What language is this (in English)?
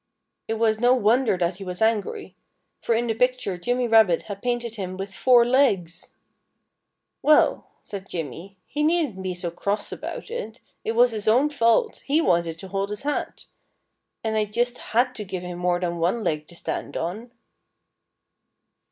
English